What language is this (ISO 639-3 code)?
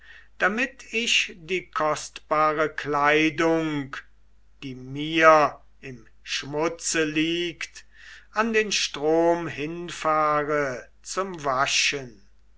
deu